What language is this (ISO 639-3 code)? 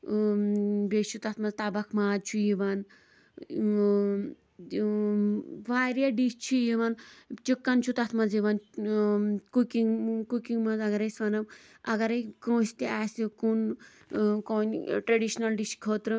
kas